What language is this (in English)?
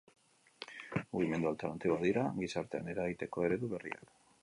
Basque